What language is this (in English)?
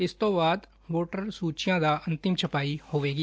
Punjabi